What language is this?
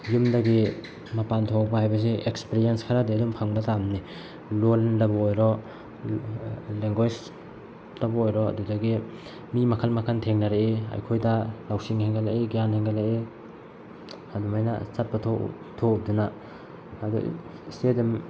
Manipuri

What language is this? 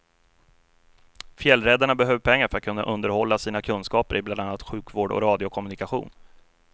Swedish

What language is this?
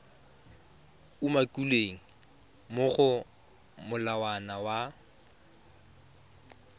Tswana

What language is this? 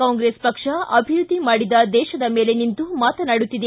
Kannada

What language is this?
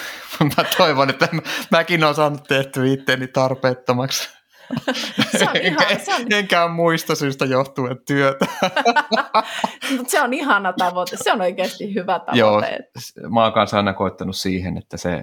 Finnish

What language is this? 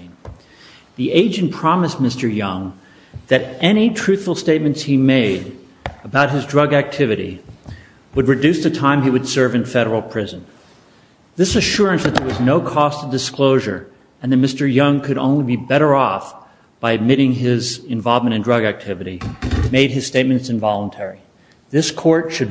English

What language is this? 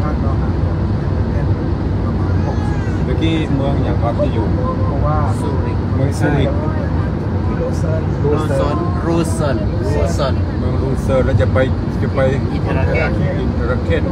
Thai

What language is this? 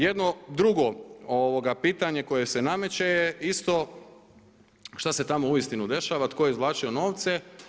Croatian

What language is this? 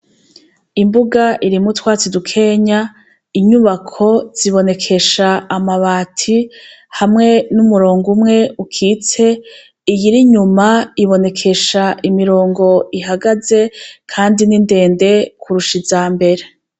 Rundi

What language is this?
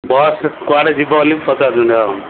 Odia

